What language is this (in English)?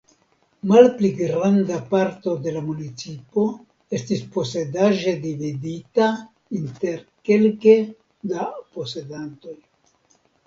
Esperanto